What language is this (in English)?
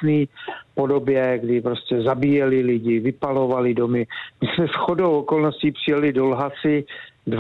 Czech